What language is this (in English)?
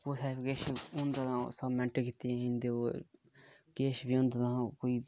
Dogri